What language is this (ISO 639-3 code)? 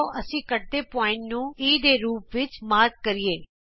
pan